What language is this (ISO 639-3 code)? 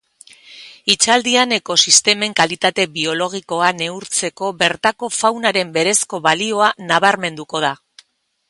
eus